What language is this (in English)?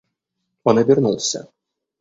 Russian